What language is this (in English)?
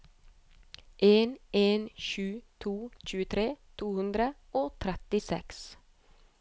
Norwegian